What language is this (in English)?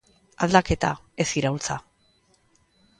Basque